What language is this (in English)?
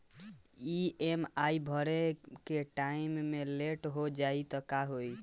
Bhojpuri